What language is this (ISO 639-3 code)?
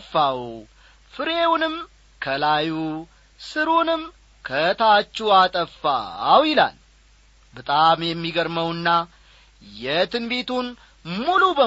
amh